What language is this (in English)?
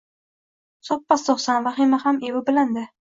Uzbek